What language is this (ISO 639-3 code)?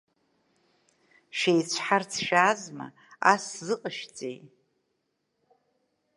abk